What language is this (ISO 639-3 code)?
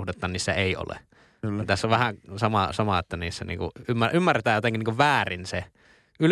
fin